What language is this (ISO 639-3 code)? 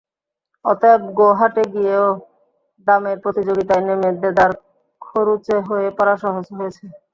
ben